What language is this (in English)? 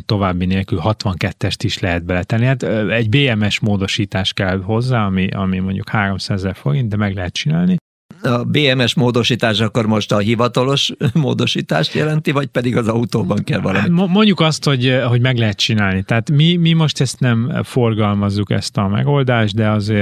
Hungarian